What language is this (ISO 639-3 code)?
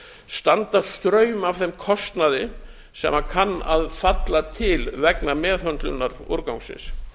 isl